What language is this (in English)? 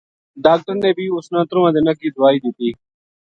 Gujari